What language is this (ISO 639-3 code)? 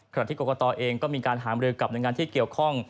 tha